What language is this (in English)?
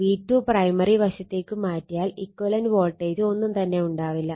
Malayalam